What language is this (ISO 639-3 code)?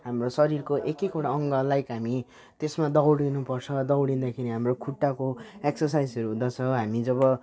nep